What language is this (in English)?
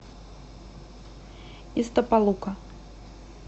Russian